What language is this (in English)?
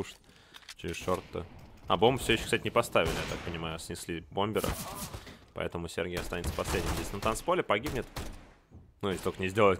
Russian